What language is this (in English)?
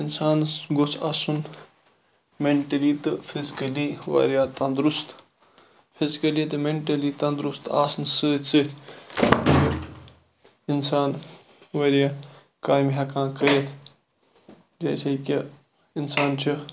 Kashmiri